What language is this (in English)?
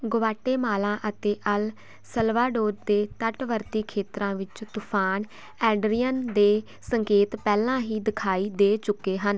Punjabi